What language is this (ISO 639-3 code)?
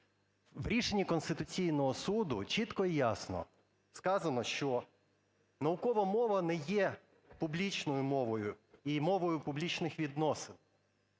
ukr